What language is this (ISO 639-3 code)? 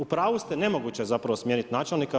hrv